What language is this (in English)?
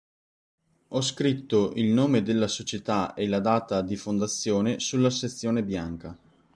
Italian